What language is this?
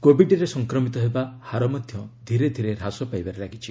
Odia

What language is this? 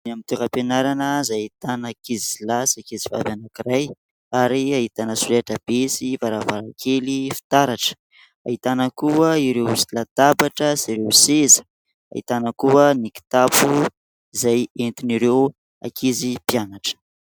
Malagasy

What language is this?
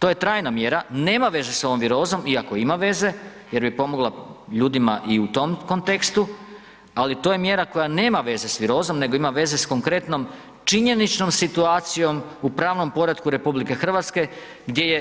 Croatian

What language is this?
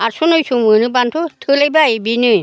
Bodo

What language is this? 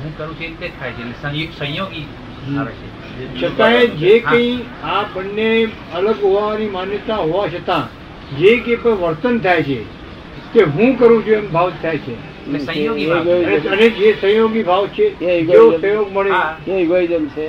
Gujarati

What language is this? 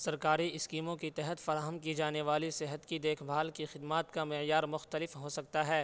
Urdu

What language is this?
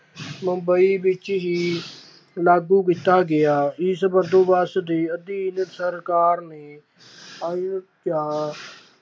Punjabi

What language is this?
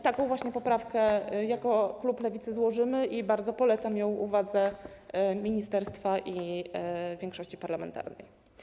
Polish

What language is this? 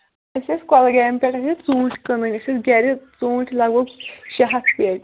Kashmiri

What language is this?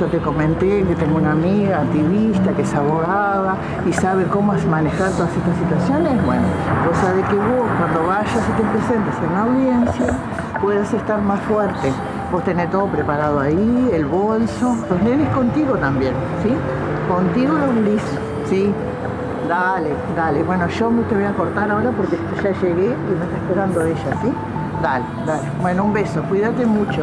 Spanish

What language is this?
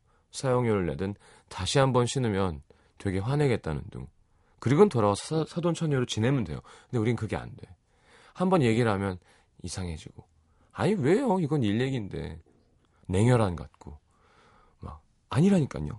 Korean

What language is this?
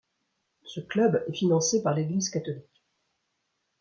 French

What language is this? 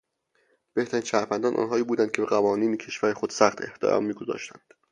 Persian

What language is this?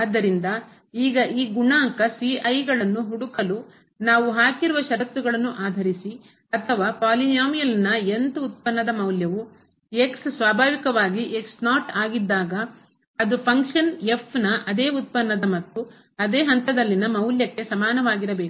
Kannada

